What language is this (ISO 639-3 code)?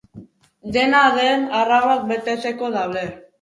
eus